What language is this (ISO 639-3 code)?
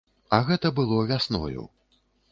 bel